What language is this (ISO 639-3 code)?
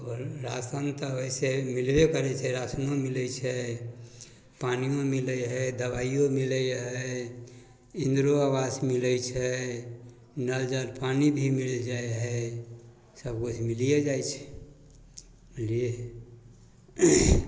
mai